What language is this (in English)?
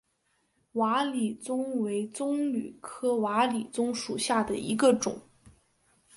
Chinese